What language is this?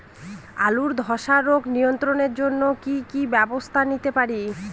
Bangla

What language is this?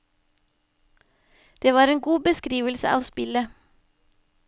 Norwegian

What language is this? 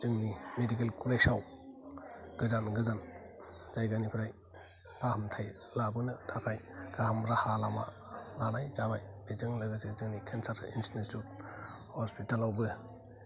Bodo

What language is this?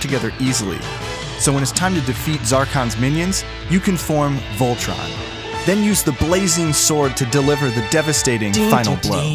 English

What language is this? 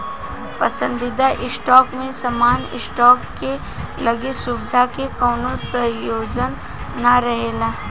Bhojpuri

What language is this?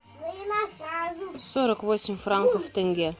Russian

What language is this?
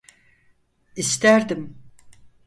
Turkish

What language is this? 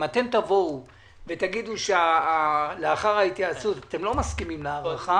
Hebrew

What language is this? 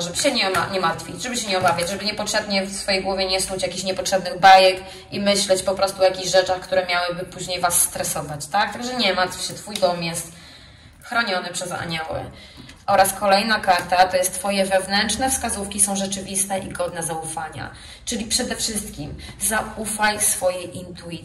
Polish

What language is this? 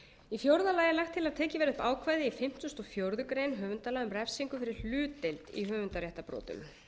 Icelandic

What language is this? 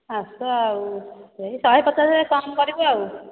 Odia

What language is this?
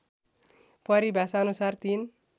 Nepali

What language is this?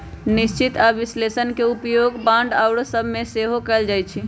Magahi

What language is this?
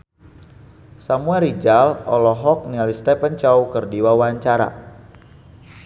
Sundanese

